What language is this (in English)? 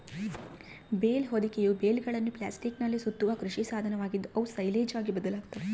Kannada